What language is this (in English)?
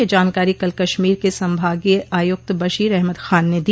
Hindi